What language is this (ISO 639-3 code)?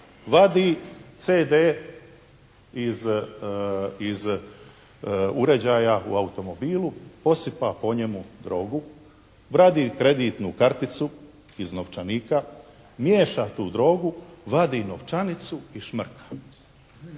hrv